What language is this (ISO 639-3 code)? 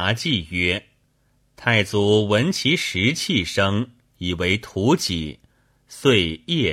zho